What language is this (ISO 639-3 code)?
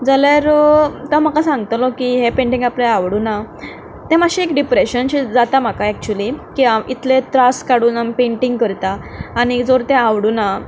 kok